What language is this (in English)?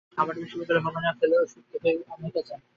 Bangla